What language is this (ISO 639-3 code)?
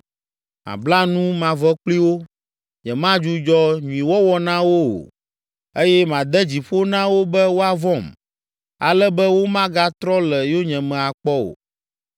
ewe